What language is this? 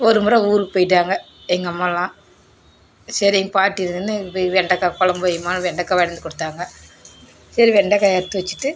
Tamil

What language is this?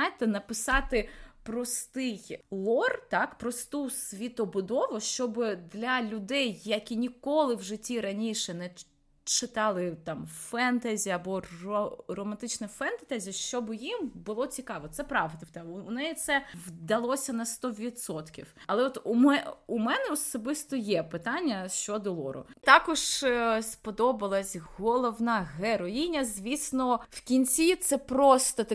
Ukrainian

